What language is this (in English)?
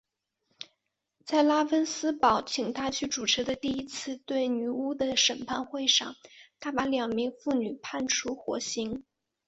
Chinese